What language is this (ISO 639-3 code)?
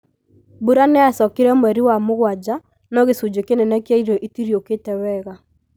kik